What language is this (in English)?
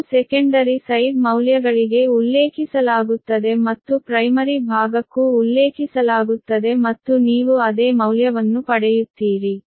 Kannada